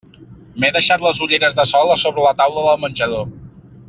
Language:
Catalan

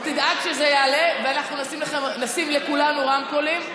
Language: Hebrew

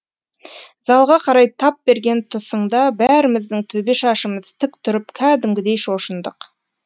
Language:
Kazakh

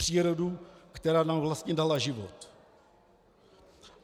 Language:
Czech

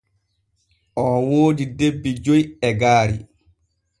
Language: Borgu Fulfulde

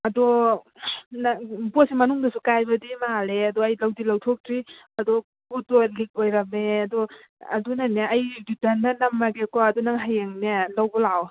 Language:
Manipuri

